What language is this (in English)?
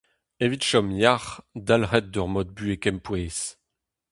Breton